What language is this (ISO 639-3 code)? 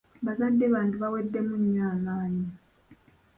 lug